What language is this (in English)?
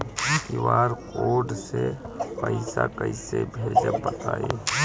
Bhojpuri